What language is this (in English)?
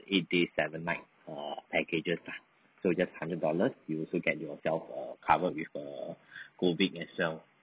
English